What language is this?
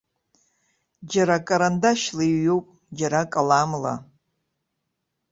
Abkhazian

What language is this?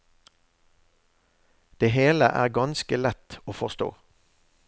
Norwegian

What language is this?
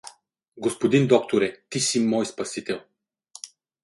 Bulgarian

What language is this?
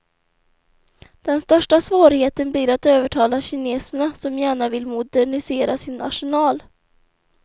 Swedish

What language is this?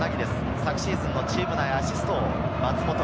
Japanese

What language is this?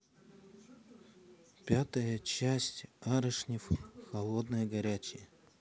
Russian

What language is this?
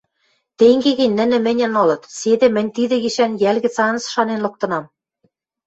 Western Mari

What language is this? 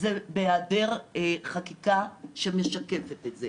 Hebrew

